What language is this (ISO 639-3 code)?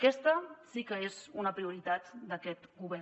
cat